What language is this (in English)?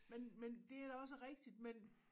Danish